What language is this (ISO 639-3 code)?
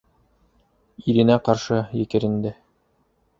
bak